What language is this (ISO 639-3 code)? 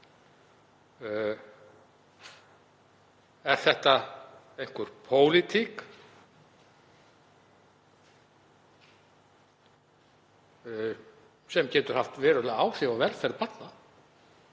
isl